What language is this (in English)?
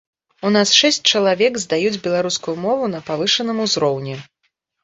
Belarusian